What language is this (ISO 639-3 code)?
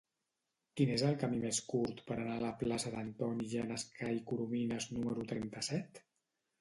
cat